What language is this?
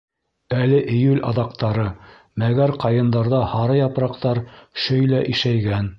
Bashkir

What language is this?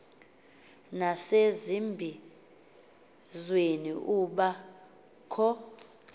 Xhosa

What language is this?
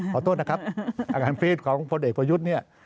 Thai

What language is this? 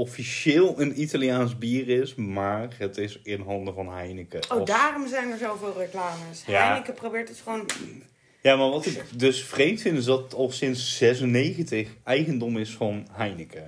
Dutch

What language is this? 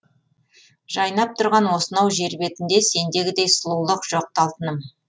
Kazakh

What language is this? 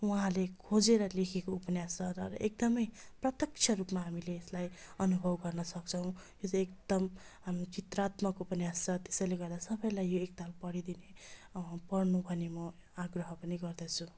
Nepali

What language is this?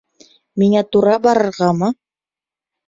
Bashkir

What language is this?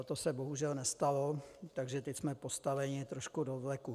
Czech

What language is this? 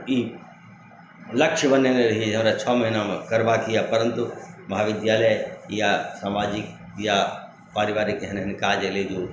Maithili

